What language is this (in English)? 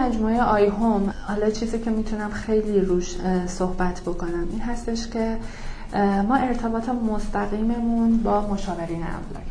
Persian